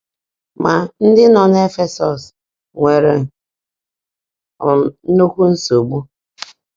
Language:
Igbo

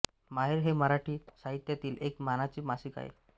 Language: Marathi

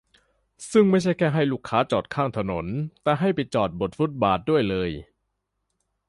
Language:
Thai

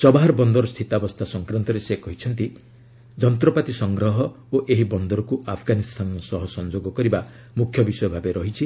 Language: Odia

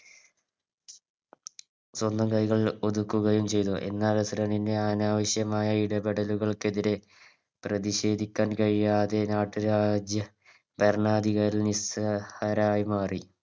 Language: Malayalam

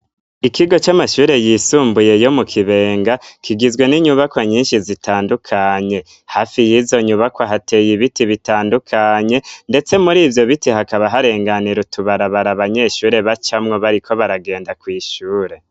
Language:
Rundi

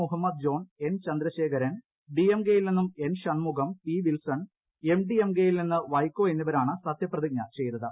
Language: Malayalam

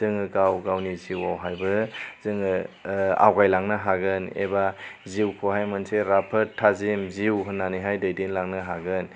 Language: Bodo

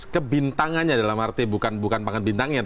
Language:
Indonesian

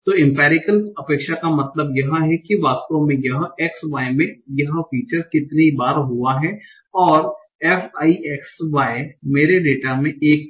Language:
Hindi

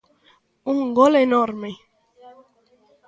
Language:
Galician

